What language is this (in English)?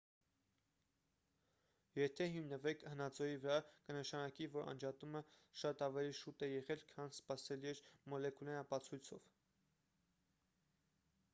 Armenian